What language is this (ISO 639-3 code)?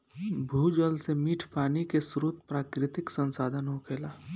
bho